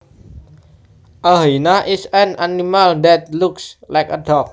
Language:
Javanese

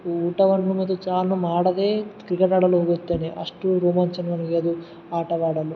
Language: Kannada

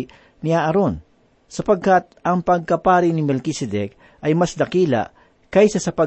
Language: Filipino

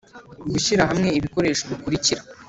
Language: Kinyarwanda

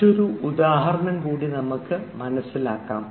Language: Malayalam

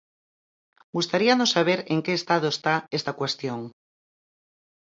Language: Galician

